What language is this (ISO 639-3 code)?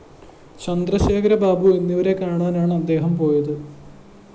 mal